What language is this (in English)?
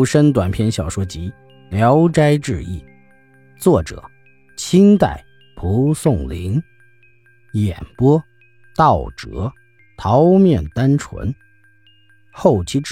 Chinese